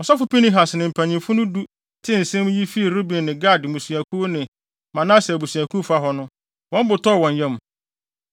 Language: Akan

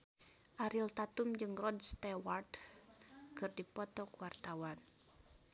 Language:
Sundanese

